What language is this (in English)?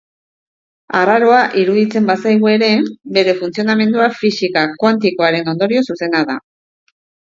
Basque